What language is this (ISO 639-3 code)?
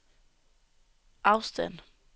dan